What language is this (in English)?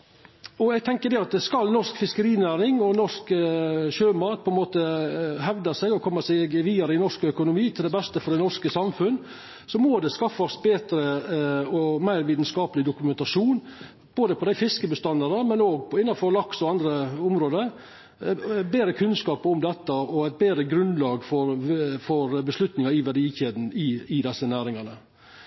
Norwegian Nynorsk